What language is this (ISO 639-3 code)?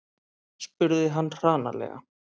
isl